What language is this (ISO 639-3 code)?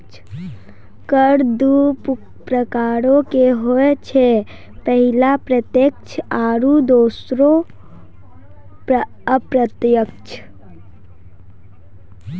mai